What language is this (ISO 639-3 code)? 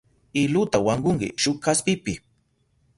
qup